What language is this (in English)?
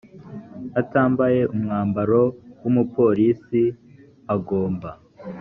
Kinyarwanda